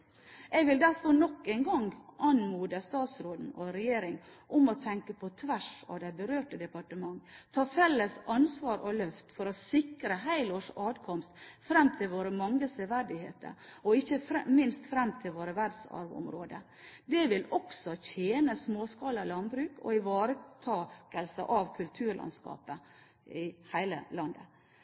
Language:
Norwegian Bokmål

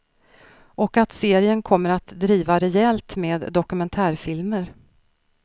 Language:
Swedish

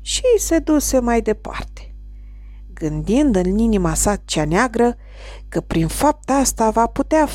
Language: Romanian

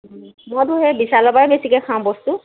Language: Assamese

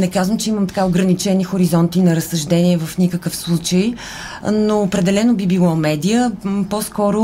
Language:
Bulgarian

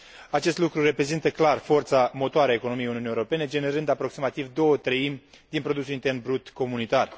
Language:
Romanian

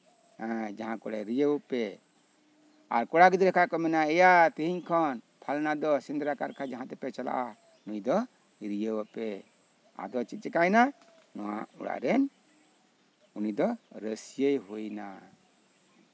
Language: Santali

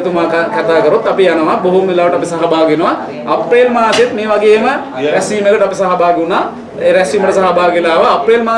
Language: Sinhala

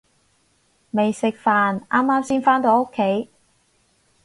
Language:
Cantonese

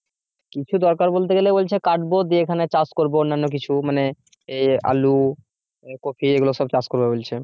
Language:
Bangla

